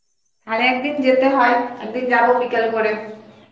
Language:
Bangla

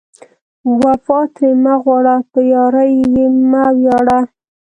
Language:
Pashto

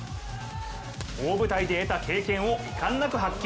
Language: Japanese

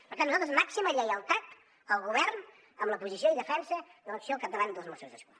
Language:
Catalan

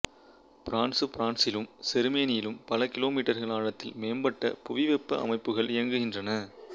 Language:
Tamil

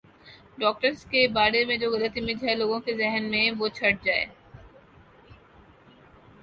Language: Urdu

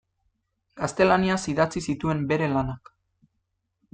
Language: Basque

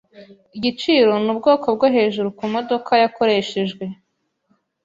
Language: Kinyarwanda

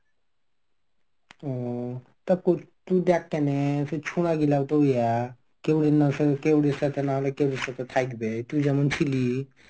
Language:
Bangla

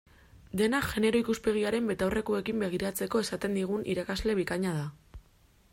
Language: Basque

